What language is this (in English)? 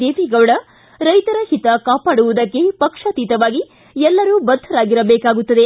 Kannada